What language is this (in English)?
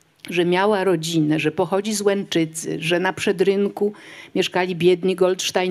Polish